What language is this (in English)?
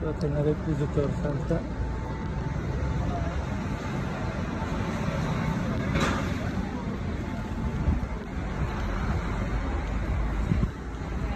Turkish